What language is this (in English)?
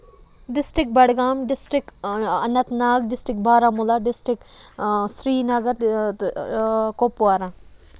Kashmiri